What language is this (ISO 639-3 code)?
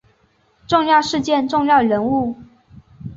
zho